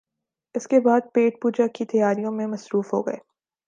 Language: Urdu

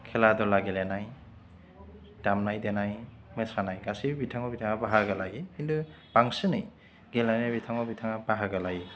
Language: Bodo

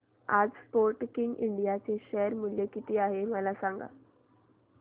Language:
Marathi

